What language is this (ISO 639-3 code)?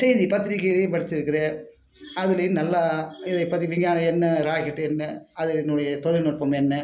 tam